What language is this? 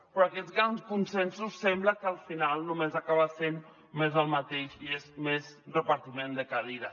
Catalan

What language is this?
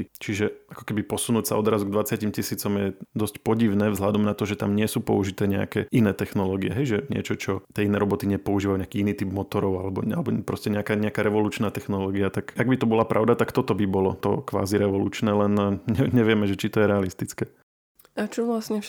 Slovak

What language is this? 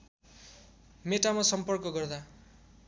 Nepali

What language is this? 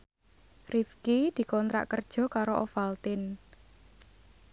Javanese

